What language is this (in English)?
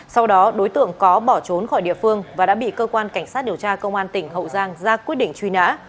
Vietnamese